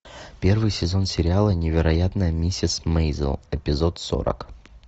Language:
Russian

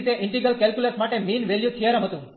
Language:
Gujarati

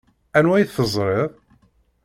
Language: Kabyle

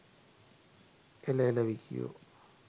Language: Sinhala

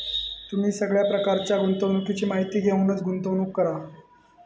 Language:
Marathi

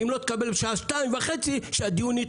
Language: Hebrew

